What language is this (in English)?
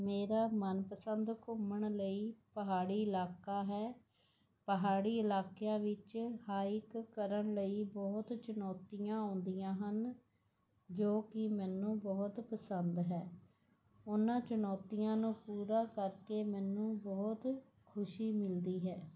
Punjabi